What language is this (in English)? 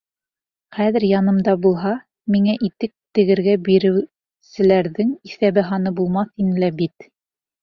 Bashkir